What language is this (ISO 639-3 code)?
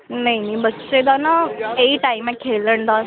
pan